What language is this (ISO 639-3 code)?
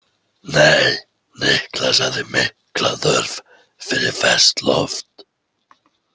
isl